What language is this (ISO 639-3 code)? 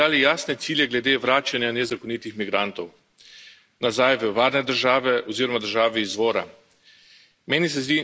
slv